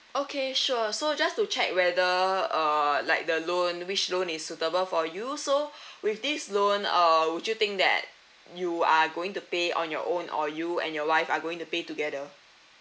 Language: English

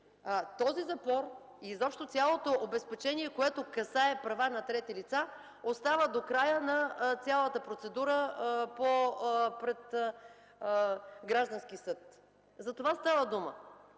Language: Bulgarian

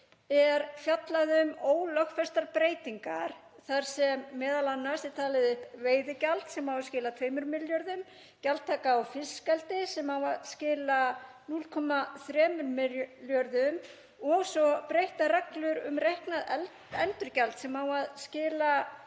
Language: Icelandic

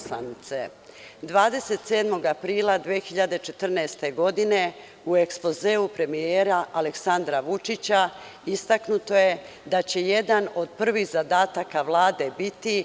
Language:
Serbian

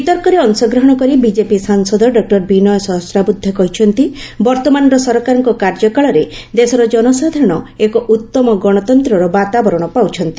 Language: Odia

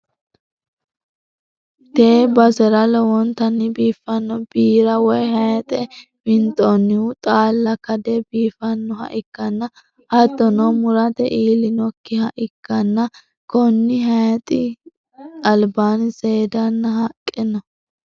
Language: Sidamo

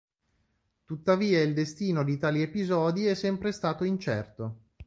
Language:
Italian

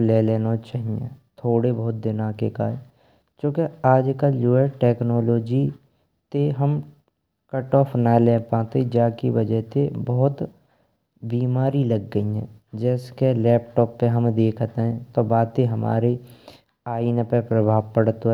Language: Braj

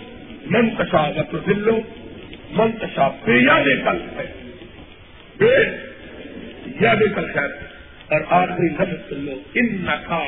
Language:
Urdu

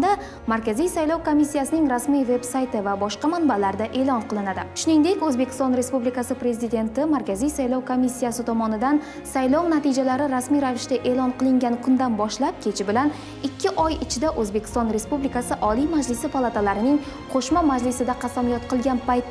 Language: Uzbek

